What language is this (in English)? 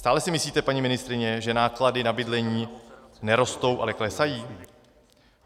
Czech